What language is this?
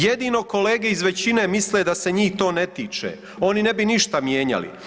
Croatian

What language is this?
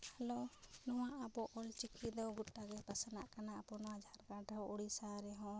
Santali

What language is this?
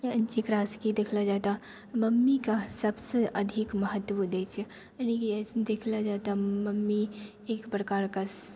Maithili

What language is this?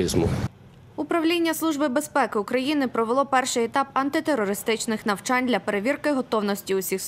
Ukrainian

